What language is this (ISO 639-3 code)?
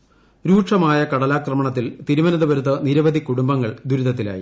mal